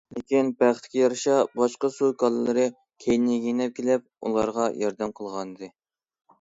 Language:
Uyghur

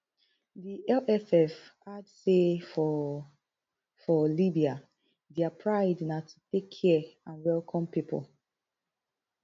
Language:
Nigerian Pidgin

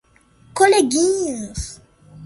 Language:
Portuguese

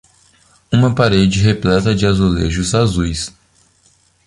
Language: Portuguese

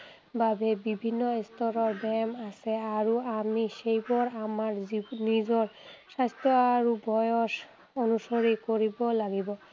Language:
Assamese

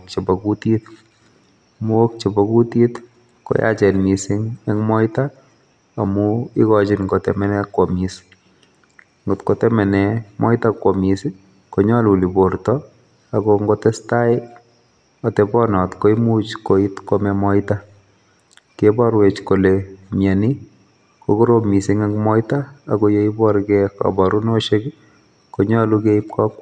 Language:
Kalenjin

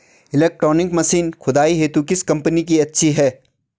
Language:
Hindi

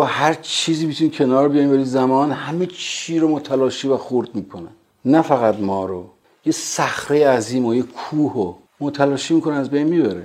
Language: Persian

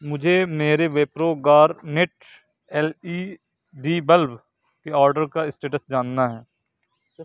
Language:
Urdu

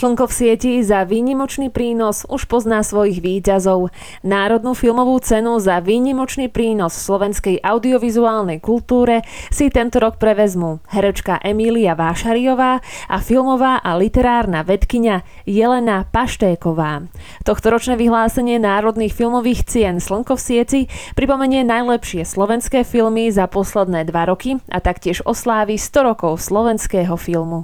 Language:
Slovak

